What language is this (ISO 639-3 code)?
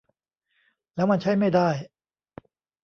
tha